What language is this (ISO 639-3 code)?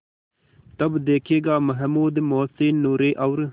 hin